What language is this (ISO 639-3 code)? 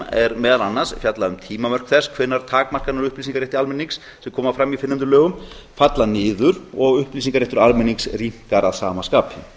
isl